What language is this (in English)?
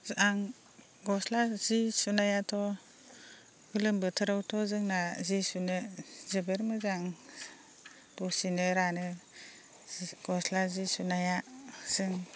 Bodo